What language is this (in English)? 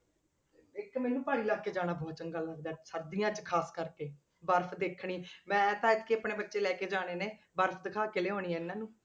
Punjabi